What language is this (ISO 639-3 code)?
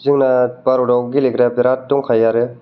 brx